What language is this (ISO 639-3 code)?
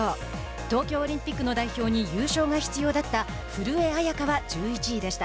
jpn